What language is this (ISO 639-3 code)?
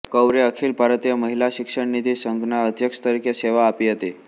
guj